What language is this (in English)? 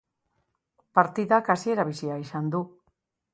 Basque